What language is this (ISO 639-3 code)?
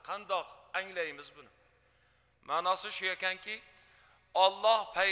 tur